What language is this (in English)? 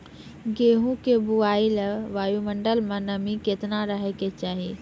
Maithili